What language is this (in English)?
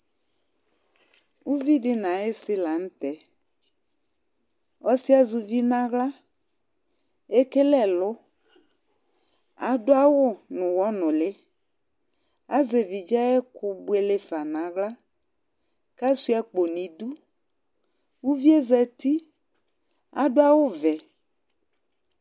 Ikposo